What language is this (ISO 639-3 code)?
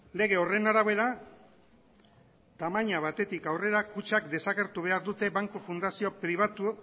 eus